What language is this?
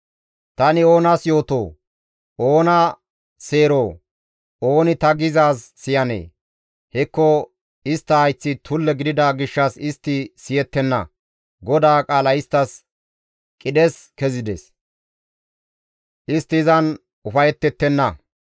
Gamo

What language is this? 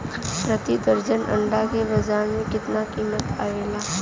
Bhojpuri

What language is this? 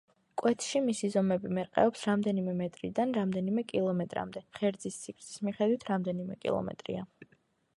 Georgian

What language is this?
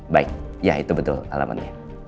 Indonesian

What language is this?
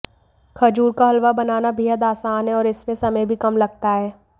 Hindi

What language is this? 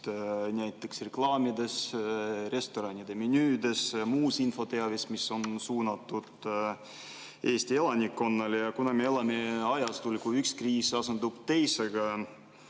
Estonian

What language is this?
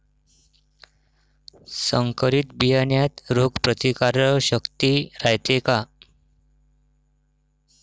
Marathi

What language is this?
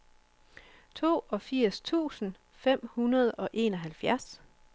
Danish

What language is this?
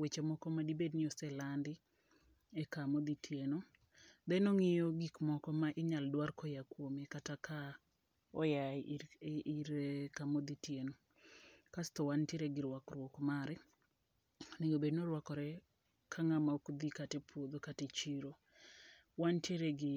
Luo (Kenya and Tanzania)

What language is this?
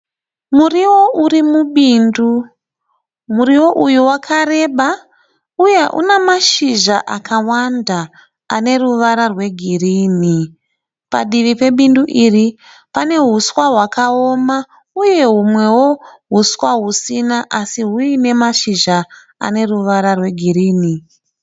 Shona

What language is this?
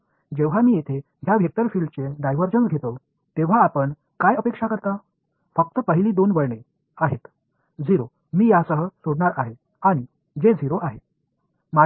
Marathi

